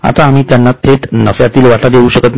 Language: Marathi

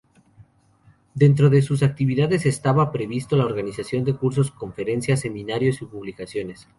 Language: Spanish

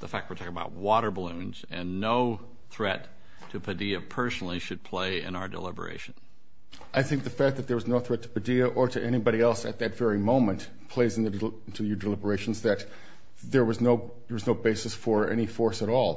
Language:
English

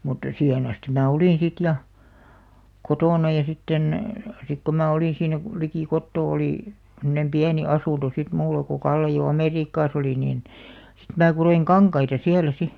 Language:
Finnish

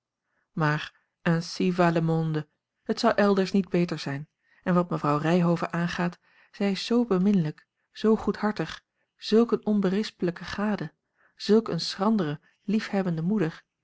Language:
Dutch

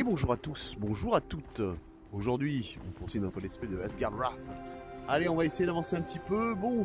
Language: French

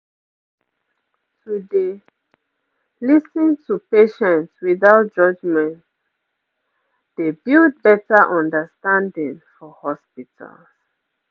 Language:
Nigerian Pidgin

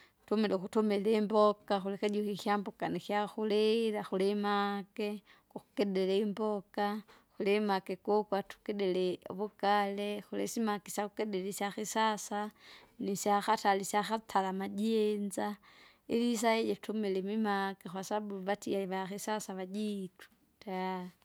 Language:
Kinga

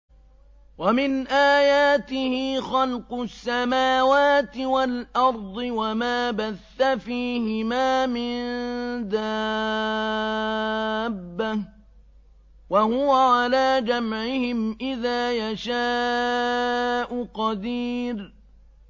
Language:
Arabic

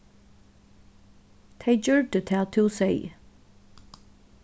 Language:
Faroese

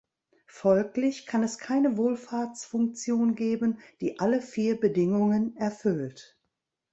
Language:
German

